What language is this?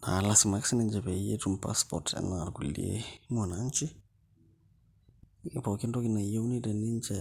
Masai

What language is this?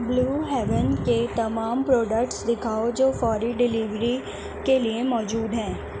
Urdu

